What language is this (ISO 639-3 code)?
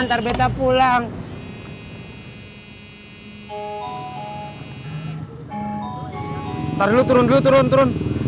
ind